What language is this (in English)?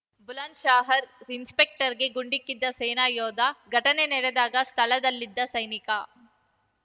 Kannada